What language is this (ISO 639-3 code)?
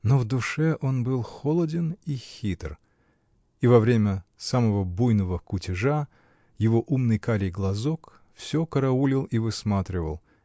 rus